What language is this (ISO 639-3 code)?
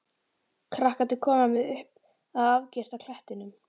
isl